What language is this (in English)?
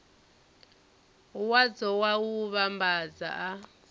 Venda